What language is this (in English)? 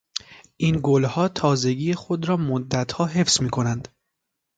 Persian